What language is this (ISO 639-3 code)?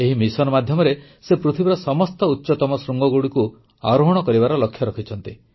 ori